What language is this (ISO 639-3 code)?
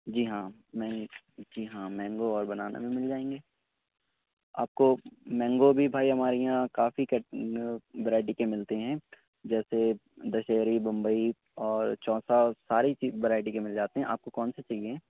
urd